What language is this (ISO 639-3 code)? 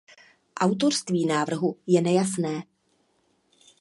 ces